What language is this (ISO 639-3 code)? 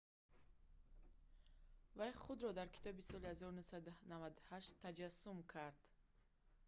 tgk